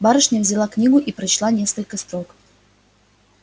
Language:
Russian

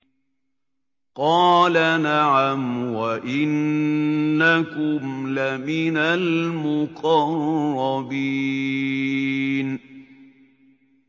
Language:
Arabic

